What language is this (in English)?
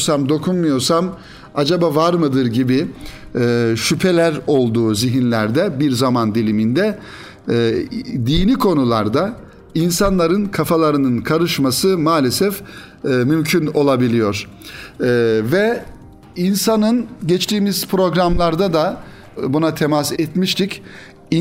Turkish